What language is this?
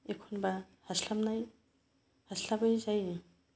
Bodo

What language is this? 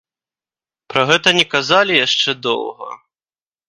Belarusian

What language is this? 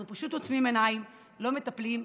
Hebrew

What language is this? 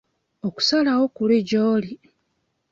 Ganda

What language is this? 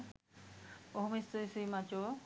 Sinhala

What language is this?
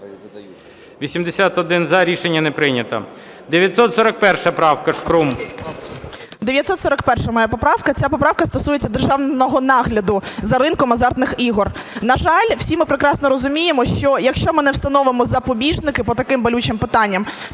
Ukrainian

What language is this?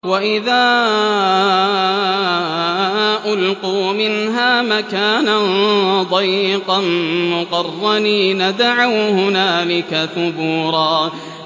Arabic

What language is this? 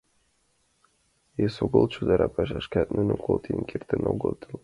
Mari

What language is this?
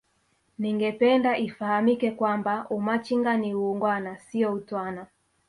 Swahili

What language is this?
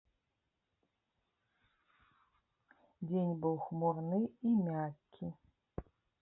Belarusian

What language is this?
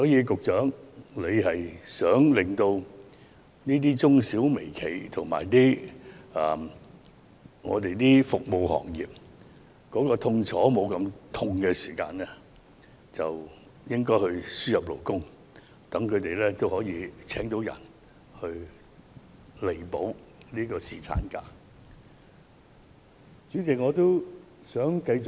Cantonese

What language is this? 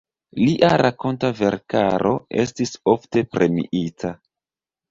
Esperanto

